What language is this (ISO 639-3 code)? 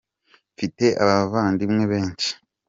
kin